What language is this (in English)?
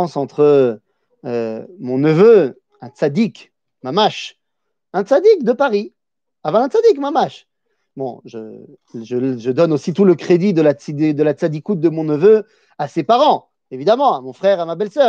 French